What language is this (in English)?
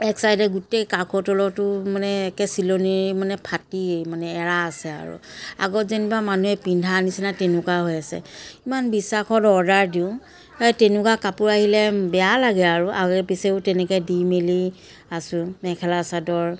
Assamese